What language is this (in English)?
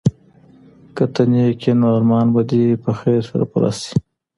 Pashto